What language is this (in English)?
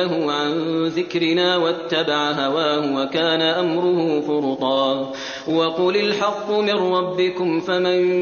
Arabic